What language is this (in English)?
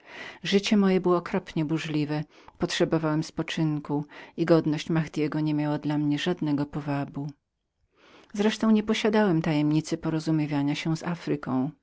Polish